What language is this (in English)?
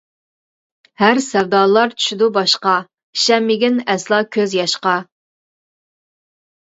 Uyghur